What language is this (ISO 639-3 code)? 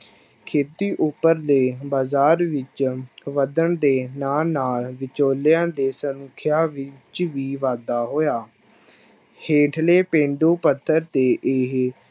pan